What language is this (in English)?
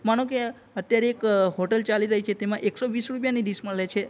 Gujarati